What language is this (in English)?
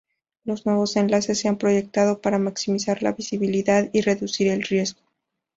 Spanish